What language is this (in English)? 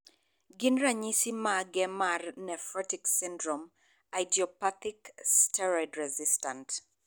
Luo (Kenya and Tanzania)